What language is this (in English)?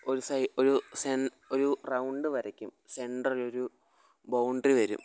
Malayalam